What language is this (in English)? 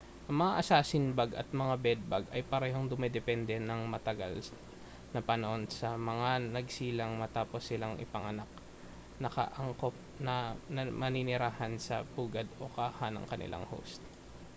Filipino